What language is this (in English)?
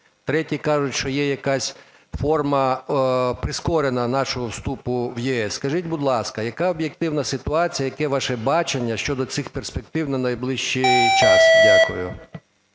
Ukrainian